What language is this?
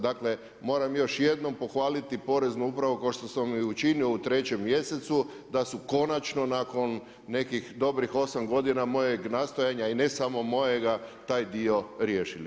Croatian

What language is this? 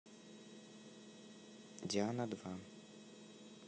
Russian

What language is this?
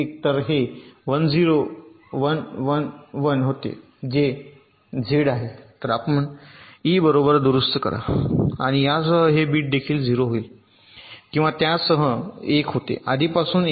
Marathi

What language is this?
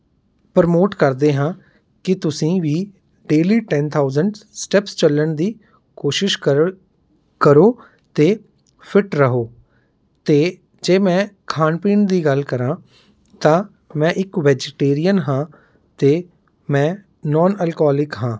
Punjabi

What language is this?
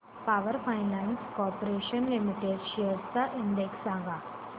Marathi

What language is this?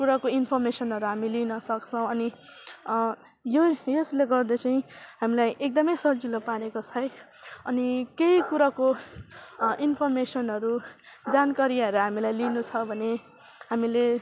Nepali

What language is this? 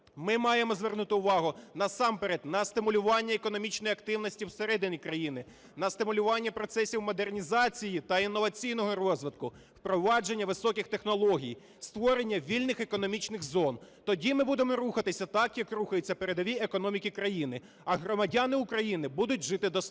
Ukrainian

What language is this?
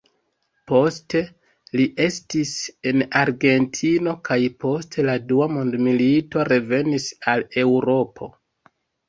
Esperanto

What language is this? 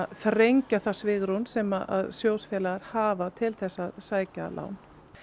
Icelandic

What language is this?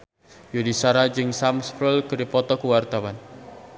Sundanese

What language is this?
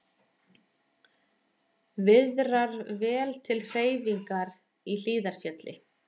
Icelandic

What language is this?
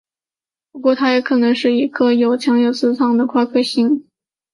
Chinese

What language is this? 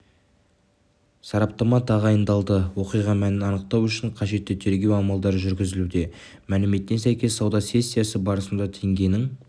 Kazakh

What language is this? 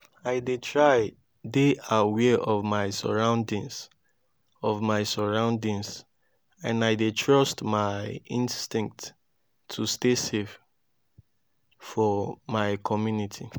Nigerian Pidgin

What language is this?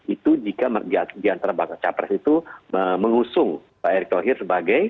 Indonesian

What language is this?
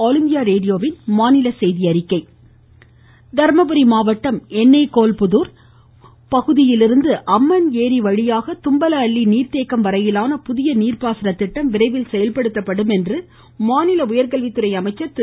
Tamil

